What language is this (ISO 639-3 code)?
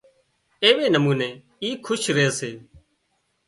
kxp